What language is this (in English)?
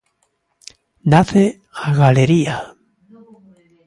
Galician